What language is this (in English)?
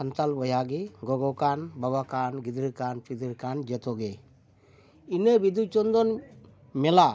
Santali